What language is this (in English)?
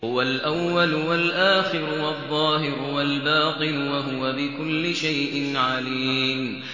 Arabic